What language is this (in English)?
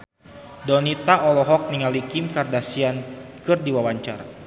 Sundanese